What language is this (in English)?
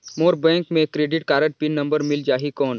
Chhattisgarhi